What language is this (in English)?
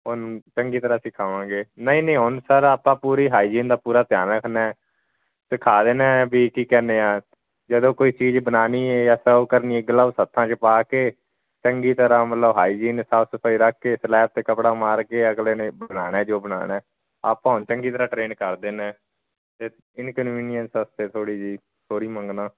Punjabi